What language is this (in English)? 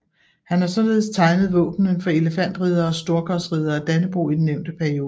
Danish